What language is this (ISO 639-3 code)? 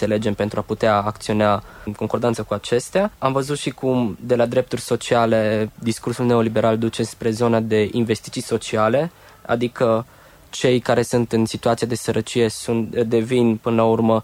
ron